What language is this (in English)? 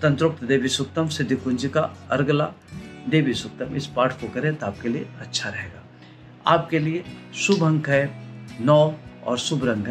Hindi